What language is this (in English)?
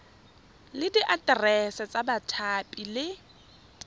Tswana